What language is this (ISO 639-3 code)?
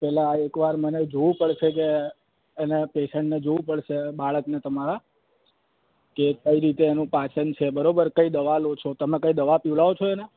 guj